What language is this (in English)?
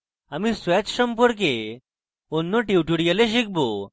Bangla